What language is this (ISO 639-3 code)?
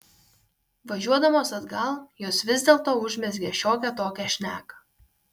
lit